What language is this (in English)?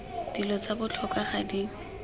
Tswana